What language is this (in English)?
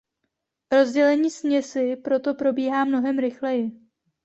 Czech